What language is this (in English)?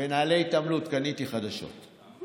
Hebrew